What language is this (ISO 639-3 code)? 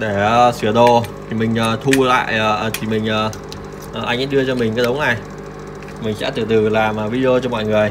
vie